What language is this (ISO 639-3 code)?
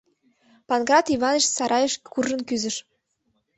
chm